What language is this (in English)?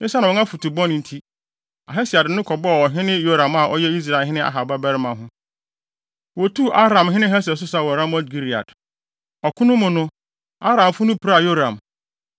Akan